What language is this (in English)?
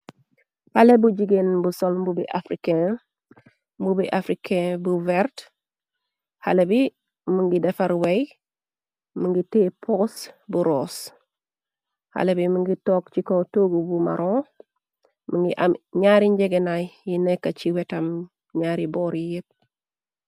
Wolof